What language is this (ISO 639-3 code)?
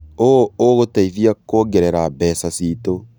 kik